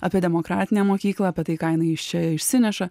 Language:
Lithuanian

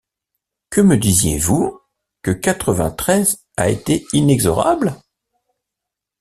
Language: French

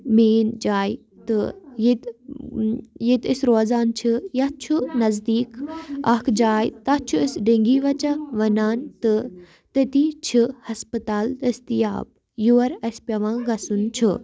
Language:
Kashmiri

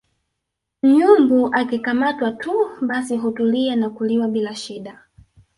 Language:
Swahili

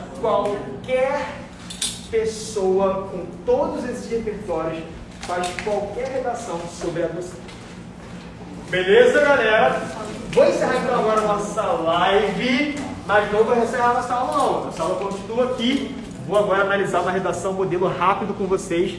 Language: Portuguese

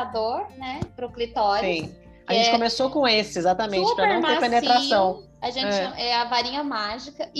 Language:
Portuguese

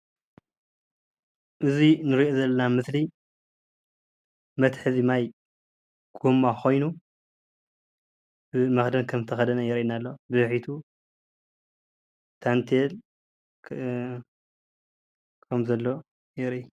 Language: Tigrinya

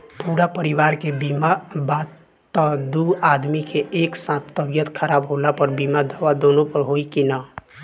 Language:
Bhojpuri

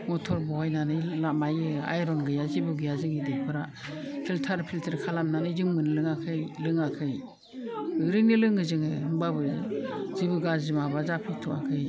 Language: Bodo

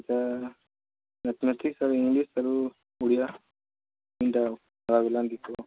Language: Odia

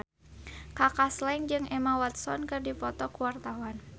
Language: Sundanese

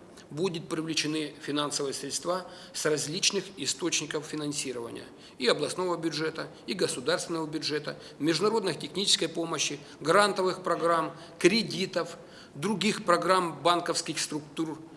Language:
Russian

